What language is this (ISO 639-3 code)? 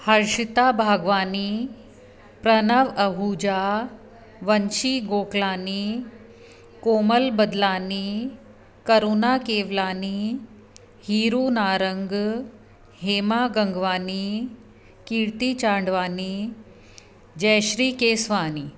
snd